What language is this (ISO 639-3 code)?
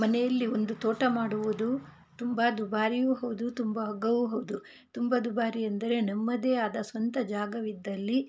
kan